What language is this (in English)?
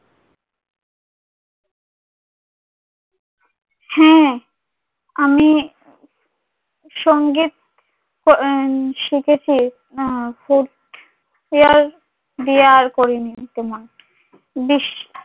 Bangla